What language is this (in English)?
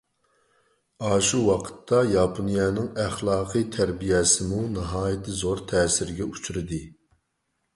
Uyghur